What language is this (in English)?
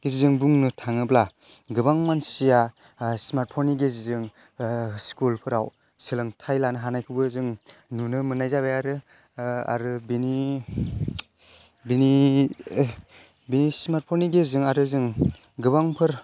Bodo